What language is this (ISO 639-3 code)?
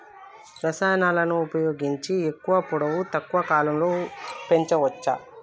tel